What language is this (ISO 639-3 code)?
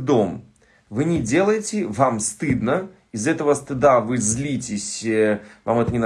rus